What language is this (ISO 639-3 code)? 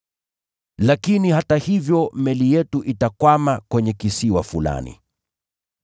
swa